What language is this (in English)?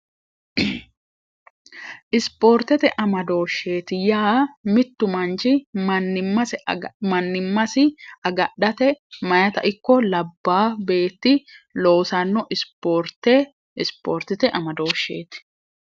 Sidamo